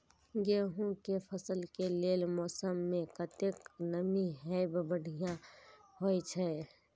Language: Maithili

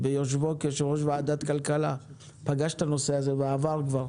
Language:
Hebrew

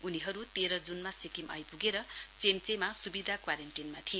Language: Nepali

